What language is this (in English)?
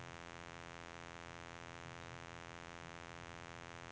Norwegian